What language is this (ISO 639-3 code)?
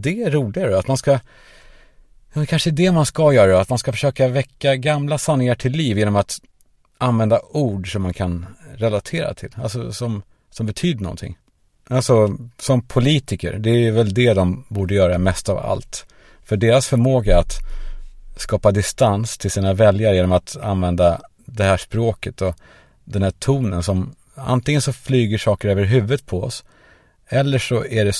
swe